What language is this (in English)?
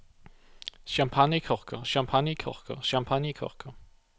Norwegian